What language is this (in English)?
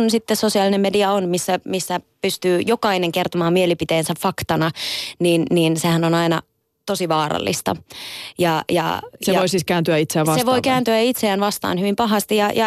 Finnish